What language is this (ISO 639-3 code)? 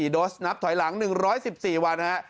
tha